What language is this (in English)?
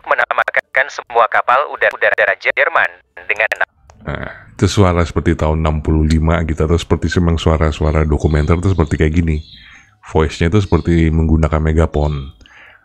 Indonesian